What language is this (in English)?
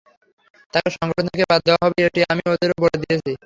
Bangla